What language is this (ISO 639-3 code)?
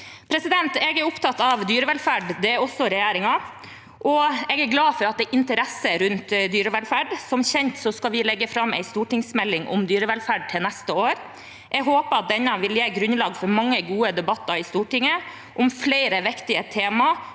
nor